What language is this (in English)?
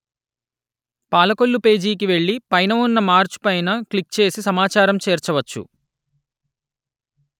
Telugu